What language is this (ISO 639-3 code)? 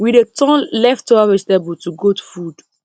pcm